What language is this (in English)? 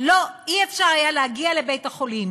Hebrew